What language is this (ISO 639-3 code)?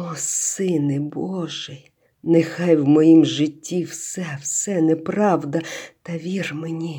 ukr